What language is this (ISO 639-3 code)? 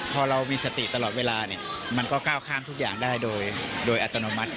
tha